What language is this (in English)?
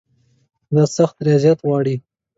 Pashto